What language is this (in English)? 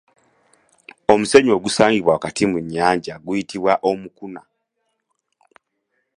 Ganda